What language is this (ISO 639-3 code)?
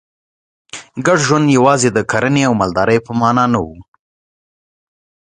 pus